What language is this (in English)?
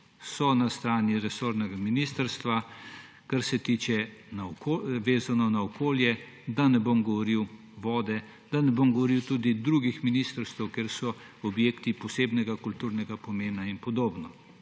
Slovenian